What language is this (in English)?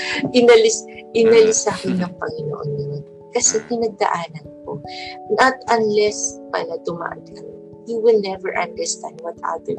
Filipino